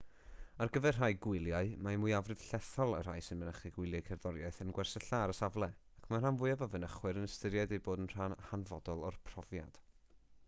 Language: Welsh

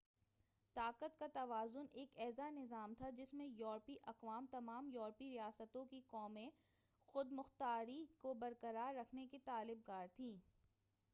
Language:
Urdu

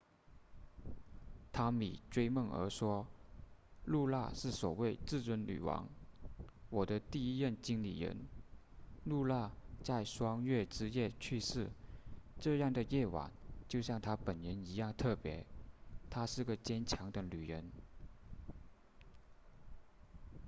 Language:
Chinese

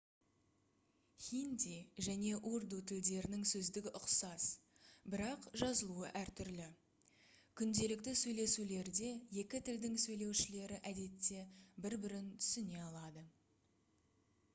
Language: Kazakh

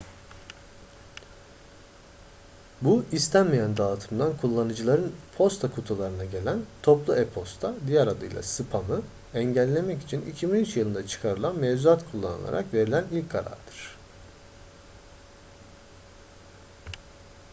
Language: Turkish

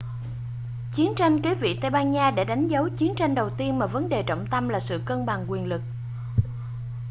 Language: Vietnamese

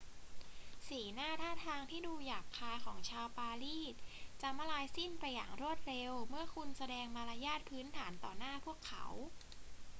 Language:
Thai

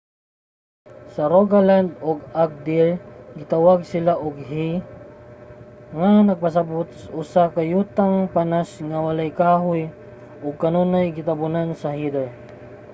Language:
Cebuano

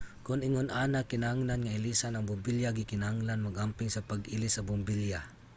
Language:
Cebuano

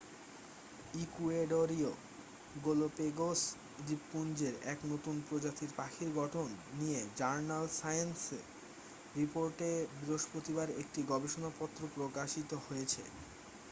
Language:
Bangla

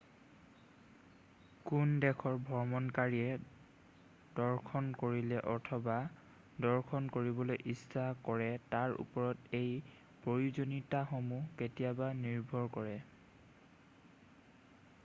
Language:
Assamese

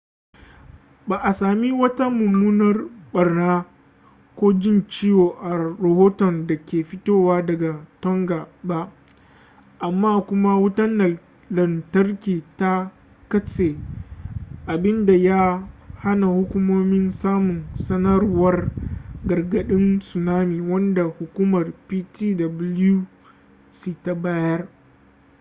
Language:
Hausa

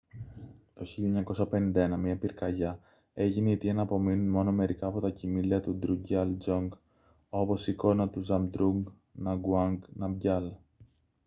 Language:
Greek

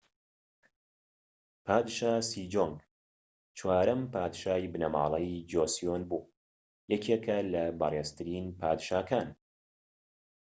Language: Central Kurdish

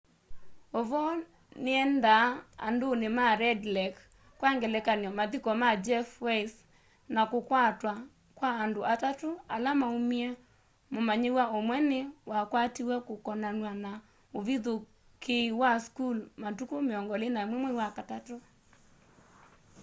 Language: Kamba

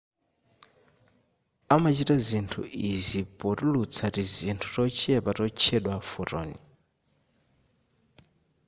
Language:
Nyanja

